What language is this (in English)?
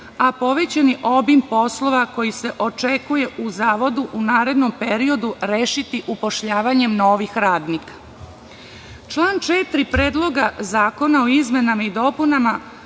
Serbian